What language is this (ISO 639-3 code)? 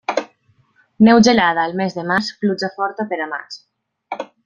cat